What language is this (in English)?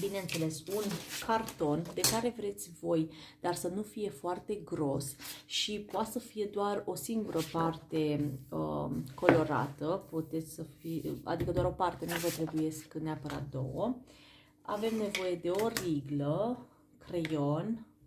Romanian